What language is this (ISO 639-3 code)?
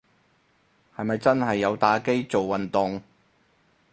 yue